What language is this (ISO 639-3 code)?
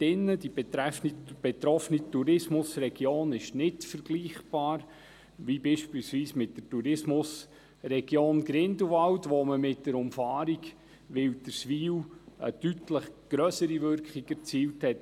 gsw